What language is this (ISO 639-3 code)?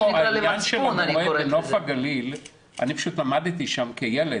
heb